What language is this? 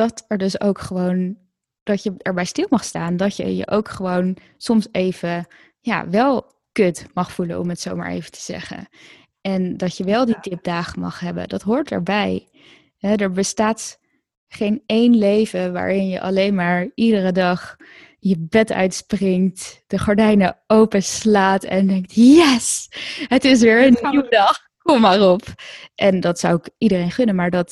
Dutch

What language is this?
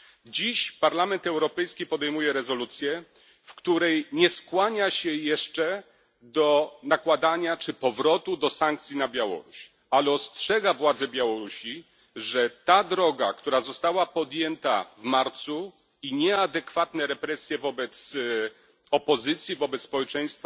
Polish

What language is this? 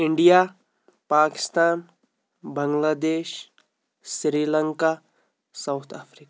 Kashmiri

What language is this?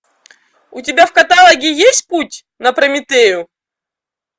Russian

